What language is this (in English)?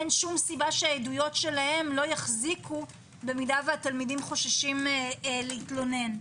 Hebrew